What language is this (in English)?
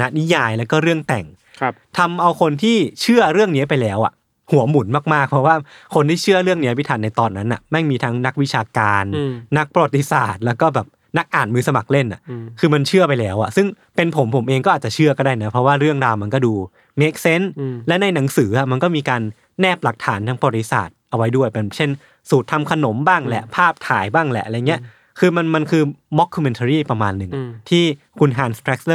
Thai